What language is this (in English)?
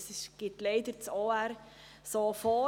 Swiss German